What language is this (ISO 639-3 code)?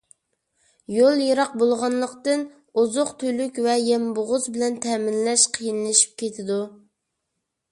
uig